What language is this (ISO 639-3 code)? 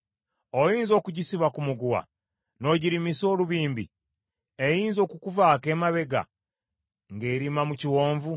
lug